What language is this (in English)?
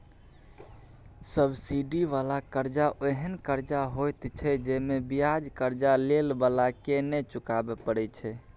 Maithili